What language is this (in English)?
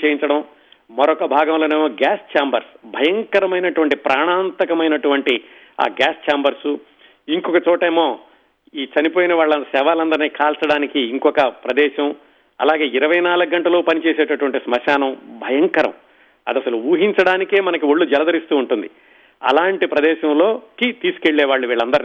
Telugu